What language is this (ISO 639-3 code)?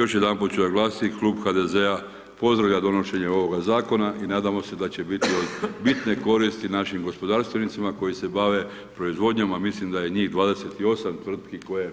hrv